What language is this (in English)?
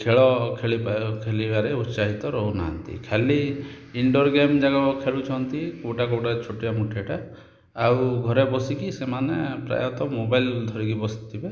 Odia